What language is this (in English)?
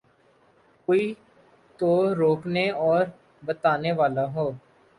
Urdu